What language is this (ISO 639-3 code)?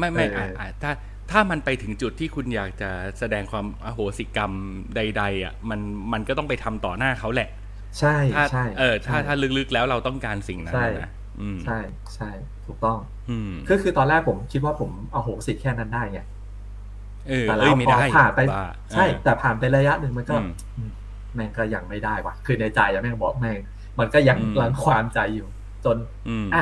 tha